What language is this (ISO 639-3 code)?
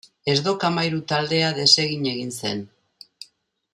eus